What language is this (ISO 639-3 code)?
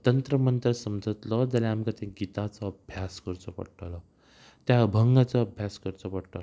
kok